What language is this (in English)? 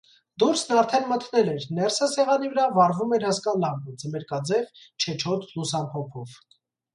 Armenian